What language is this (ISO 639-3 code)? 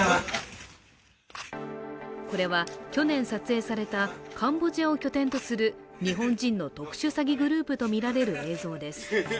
jpn